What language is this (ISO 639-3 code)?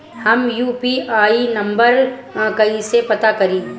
bho